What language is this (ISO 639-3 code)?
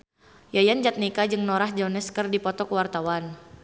sun